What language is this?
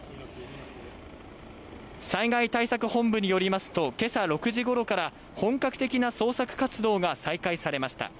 Japanese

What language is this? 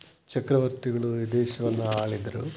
Kannada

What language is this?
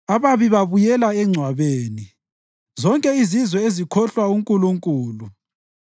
North Ndebele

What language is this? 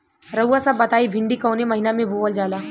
Bhojpuri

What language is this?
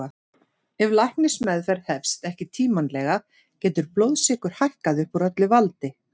Icelandic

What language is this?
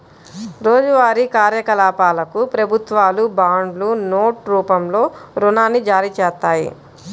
Telugu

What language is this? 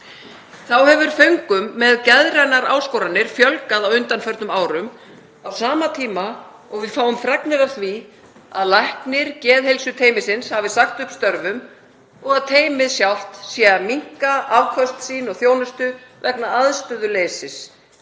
Icelandic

